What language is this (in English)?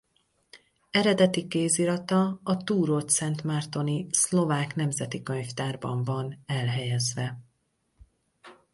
Hungarian